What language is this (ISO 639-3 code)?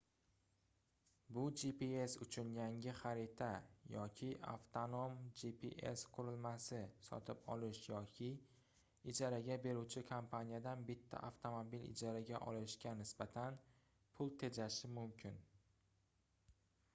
uzb